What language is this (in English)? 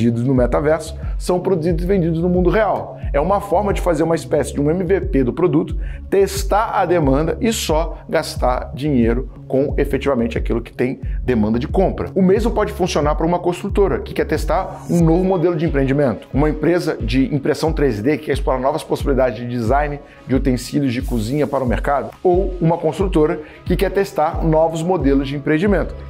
Portuguese